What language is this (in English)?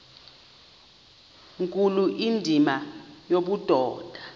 Xhosa